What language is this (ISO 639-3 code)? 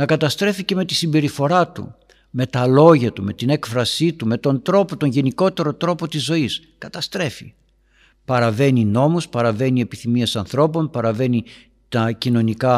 ell